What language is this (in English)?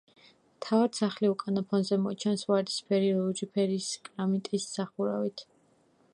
Georgian